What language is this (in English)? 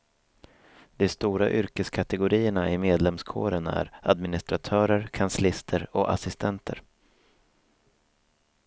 Swedish